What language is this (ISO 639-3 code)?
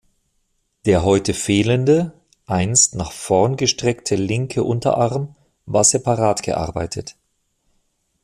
deu